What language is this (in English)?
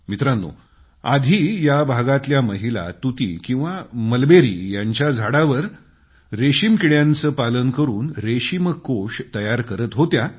Marathi